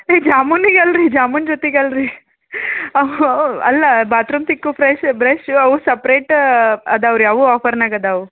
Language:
Kannada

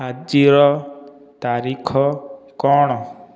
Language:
Odia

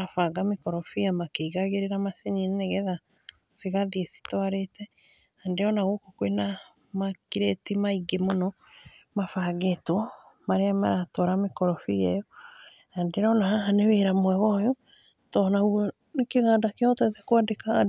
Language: Kikuyu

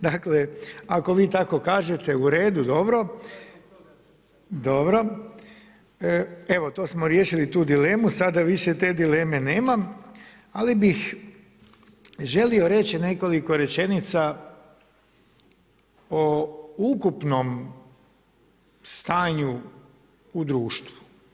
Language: Croatian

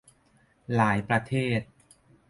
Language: Thai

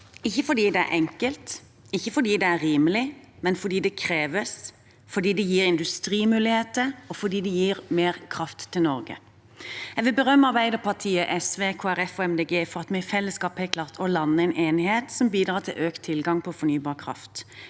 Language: Norwegian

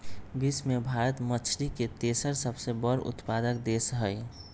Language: Magahi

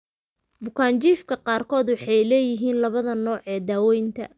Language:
Somali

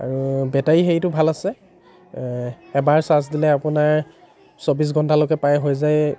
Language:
Assamese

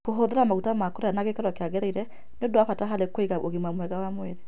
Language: Kikuyu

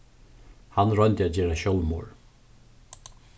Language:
Faroese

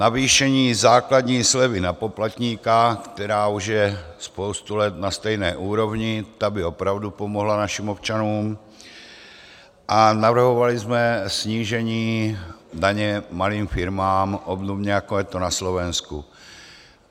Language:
Czech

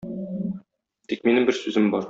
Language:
Tatar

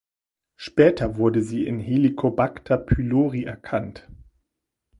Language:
German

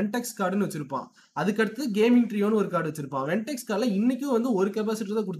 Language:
Tamil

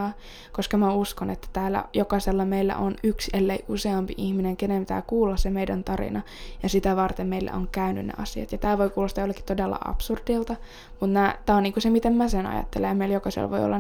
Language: Finnish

